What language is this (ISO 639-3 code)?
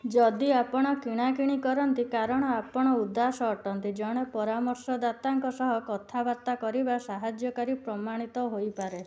ori